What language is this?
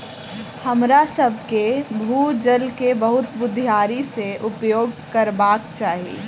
Maithili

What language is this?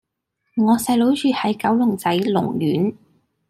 Cantonese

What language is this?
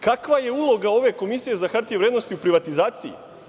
Serbian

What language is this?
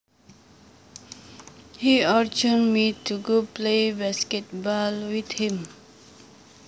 Javanese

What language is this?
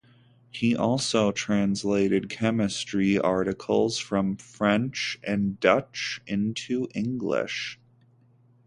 English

